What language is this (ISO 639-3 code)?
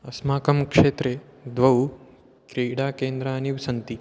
san